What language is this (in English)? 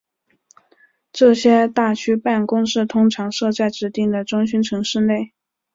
Chinese